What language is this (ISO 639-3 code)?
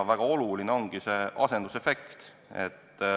est